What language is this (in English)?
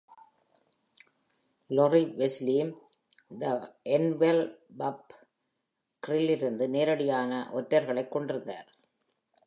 Tamil